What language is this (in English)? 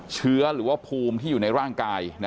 Thai